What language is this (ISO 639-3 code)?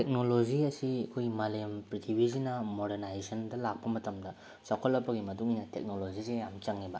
mni